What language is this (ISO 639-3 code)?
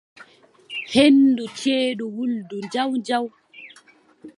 fub